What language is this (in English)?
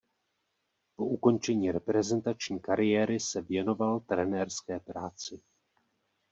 Czech